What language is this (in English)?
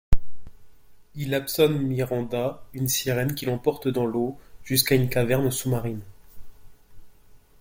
French